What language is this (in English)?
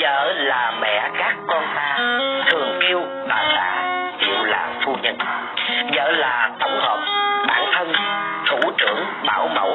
Vietnamese